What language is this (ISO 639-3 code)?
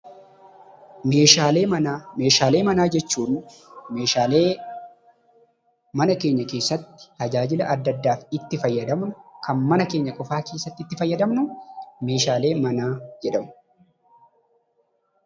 orm